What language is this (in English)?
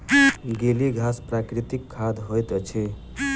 Maithili